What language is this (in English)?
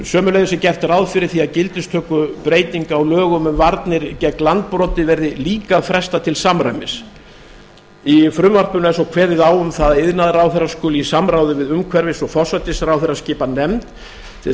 Icelandic